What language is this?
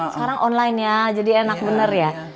Indonesian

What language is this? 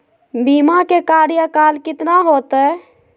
Magahi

